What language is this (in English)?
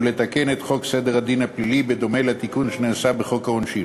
Hebrew